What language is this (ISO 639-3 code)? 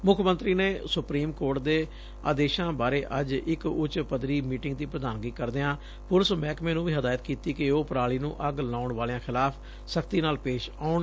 pan